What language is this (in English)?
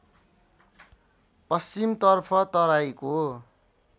Nepali